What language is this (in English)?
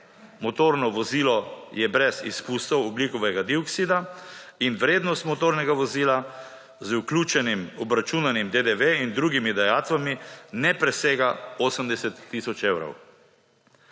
Slovenian